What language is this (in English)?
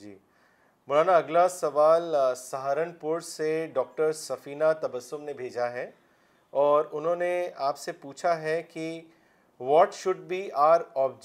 Urdu